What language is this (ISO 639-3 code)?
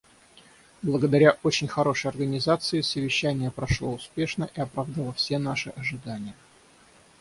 rus